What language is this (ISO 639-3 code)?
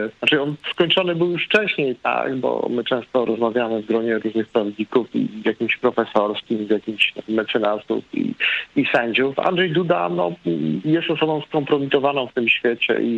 pol